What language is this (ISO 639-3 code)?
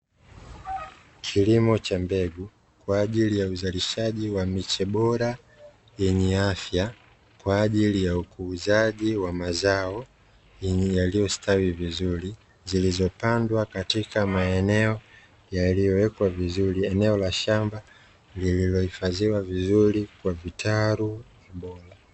swa